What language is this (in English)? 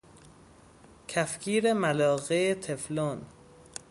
Persian